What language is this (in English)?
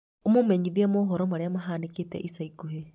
Kikuyu